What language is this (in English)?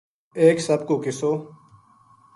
Gujari